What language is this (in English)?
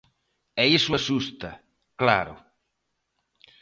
Galician